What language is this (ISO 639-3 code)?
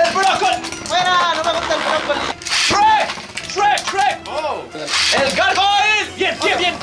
spa